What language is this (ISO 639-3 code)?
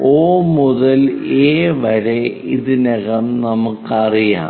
mal